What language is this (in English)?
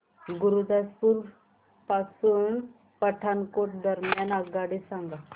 Marathi